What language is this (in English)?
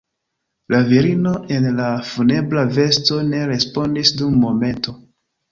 Esperanto